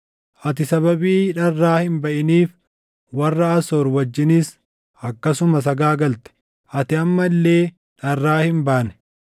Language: Oromo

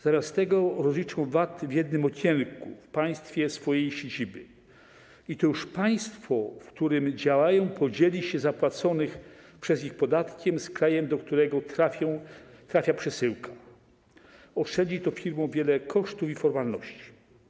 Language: Polish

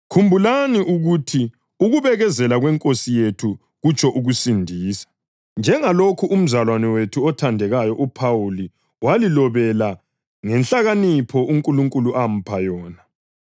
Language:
North Ndebele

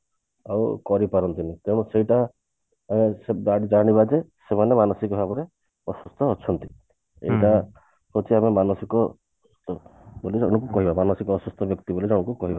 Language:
Odia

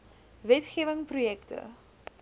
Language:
Afrikaans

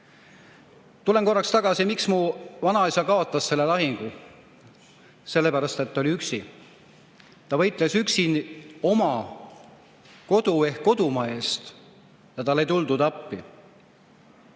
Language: Estonian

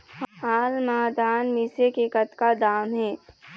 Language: Chhattisgarhi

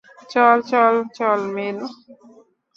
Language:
Bangla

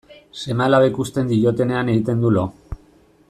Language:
Basque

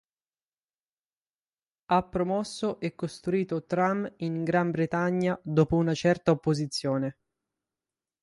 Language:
Italian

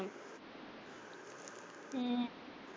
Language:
Punjabi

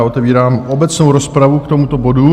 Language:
Czech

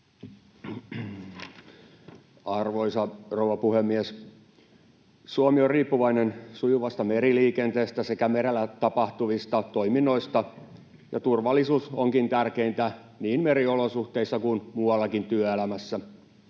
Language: Finnish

